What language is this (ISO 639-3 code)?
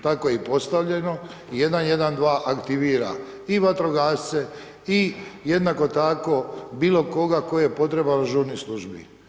hrv